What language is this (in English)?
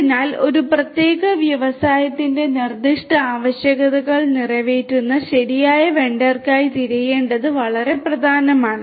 Malayalam